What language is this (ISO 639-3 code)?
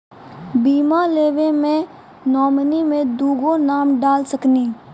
mai